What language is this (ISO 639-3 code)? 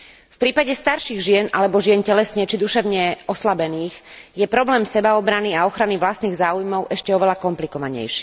slk